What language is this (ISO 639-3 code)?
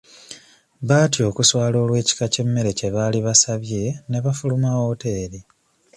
lug